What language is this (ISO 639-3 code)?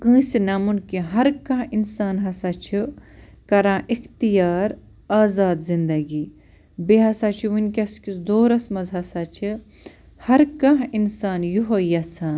kas